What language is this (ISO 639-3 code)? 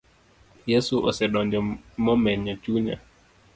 luo